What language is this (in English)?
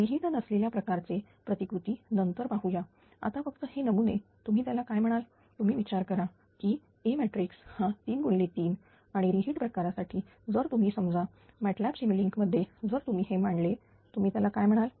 Marathi